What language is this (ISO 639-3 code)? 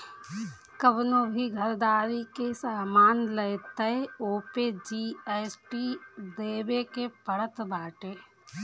bho